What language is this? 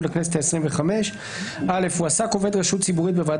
Hebrew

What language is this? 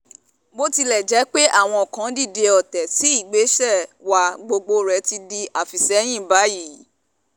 Yoruba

